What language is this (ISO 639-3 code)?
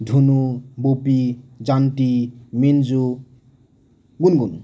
asm